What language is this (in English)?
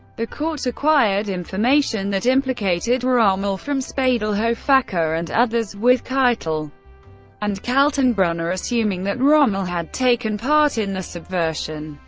English